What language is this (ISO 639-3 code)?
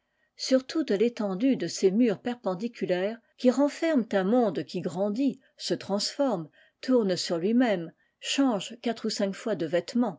fra